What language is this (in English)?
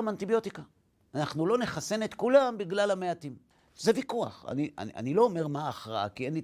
Hebrew